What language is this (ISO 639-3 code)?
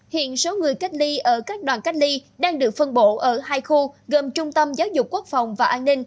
vie